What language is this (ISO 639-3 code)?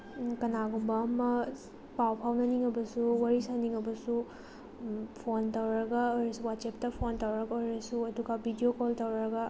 mni